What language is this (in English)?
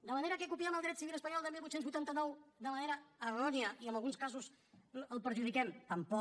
Catalan